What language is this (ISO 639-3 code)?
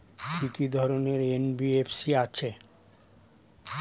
ben